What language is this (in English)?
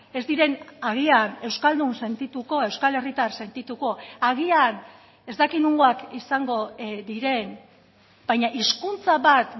Basque